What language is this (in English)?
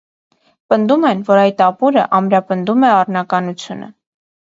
Armenian